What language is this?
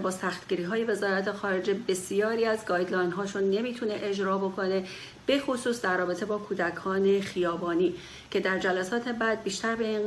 Persian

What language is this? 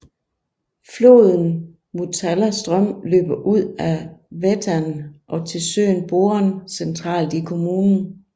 Danish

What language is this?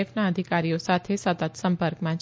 Gujarati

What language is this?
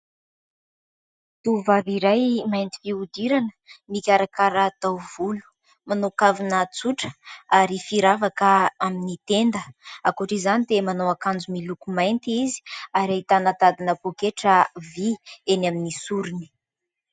Malagasy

